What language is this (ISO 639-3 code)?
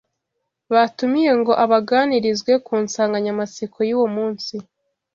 kin